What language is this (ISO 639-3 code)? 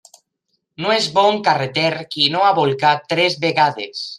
cat